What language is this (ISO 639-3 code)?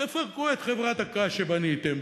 heb